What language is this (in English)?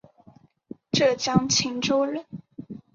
Chinese